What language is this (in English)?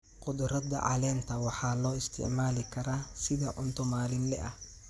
Somali